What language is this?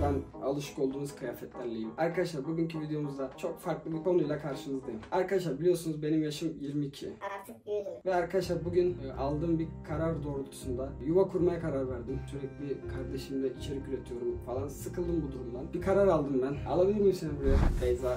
Turkish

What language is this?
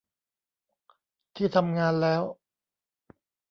Thai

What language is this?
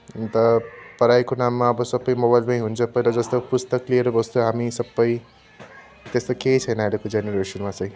Nepali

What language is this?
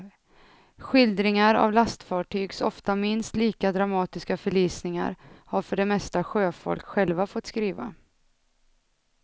Swedish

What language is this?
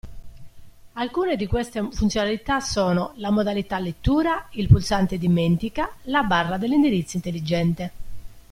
Italian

